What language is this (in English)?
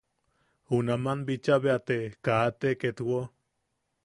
Yaqui